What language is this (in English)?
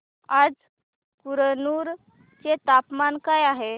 Marathi